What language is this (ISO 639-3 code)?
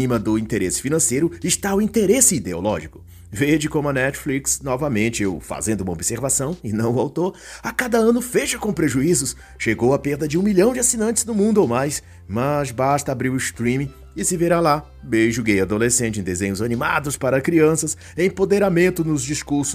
por